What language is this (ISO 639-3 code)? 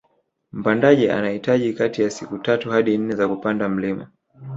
swa